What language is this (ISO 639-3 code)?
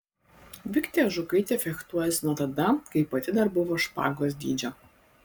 lit